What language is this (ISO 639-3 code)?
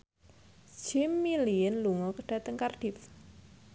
jav